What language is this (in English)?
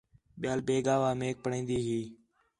Khetrani